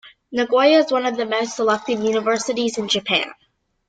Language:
English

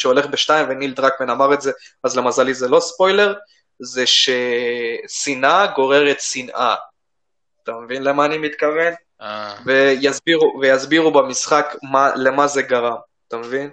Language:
Hebrew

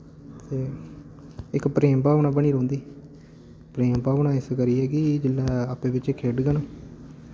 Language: Dogri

